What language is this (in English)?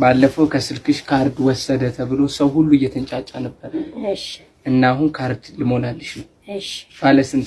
Amharic